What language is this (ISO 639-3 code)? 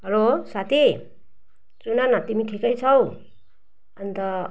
nep